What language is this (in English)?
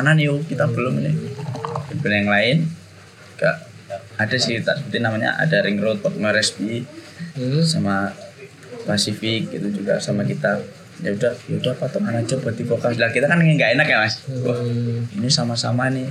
Indonesian